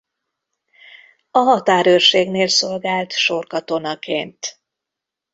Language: Hungarian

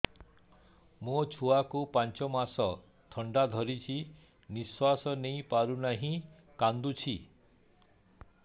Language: Odia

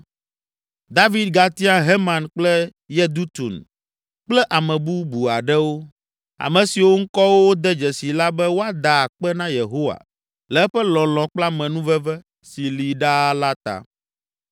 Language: Ewe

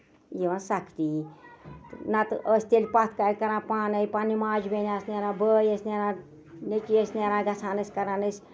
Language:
Kashmiri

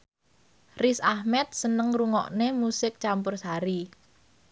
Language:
Javanese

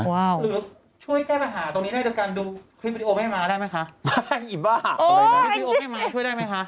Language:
Thai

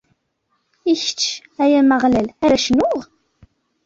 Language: Kabyle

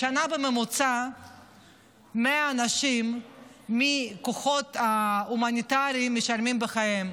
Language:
Hebrew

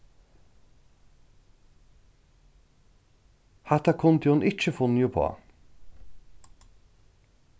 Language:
Faroese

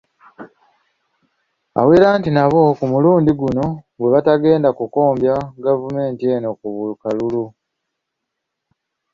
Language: Ganda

